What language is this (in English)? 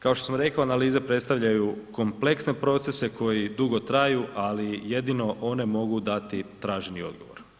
Croatian